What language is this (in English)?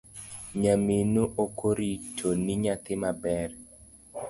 Luo (Kenya and Tanzania)